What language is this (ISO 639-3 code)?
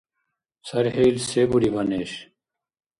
dar